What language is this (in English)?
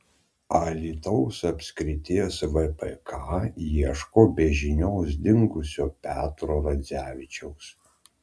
Lithuanian